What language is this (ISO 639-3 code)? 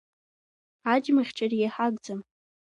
abk